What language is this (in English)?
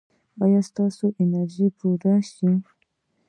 Pashto